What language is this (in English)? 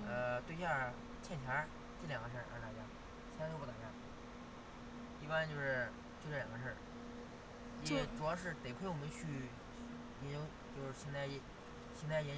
Chinese